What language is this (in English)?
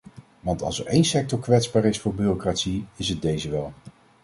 Dutch